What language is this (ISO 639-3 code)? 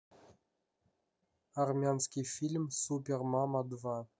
rus